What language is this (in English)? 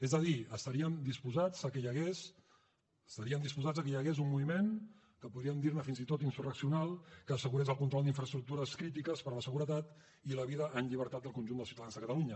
Catalan